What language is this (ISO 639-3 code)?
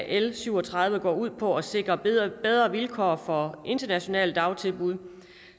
dan